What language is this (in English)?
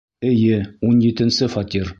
Bashkir